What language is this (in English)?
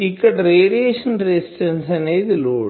Telugu